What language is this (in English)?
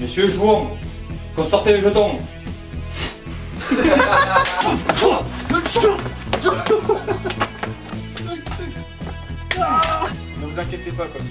French